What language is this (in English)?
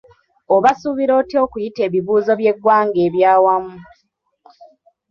Ganda